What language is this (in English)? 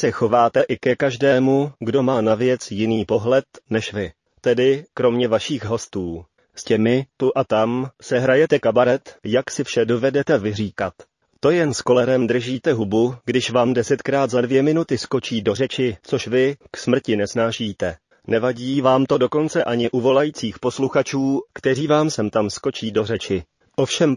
Czech